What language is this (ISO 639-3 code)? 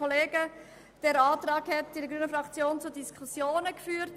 gsw